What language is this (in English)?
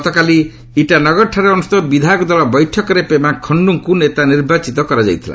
Odia